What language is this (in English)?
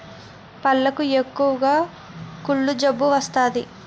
Telugu